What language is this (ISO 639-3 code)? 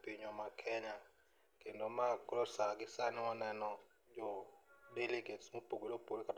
luo